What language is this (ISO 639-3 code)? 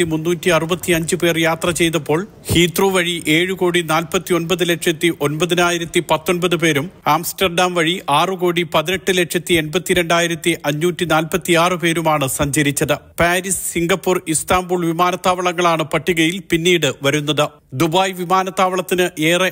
mal